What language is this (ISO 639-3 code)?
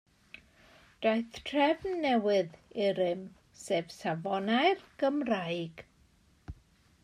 cym